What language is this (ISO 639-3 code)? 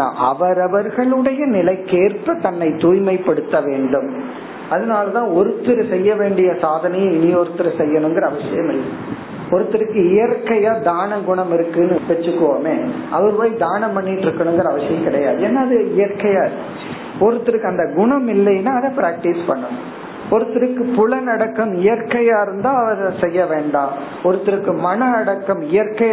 tam